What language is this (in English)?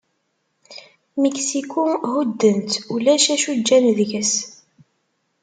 Kabyle